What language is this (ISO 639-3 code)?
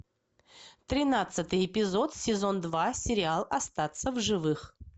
rus